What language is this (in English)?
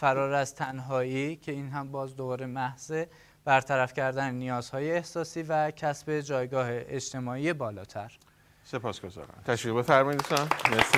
Persian